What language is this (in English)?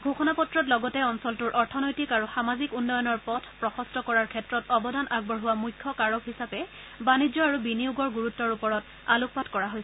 Assamese